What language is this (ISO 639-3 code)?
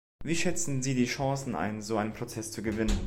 deu